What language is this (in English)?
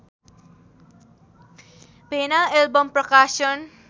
Nepali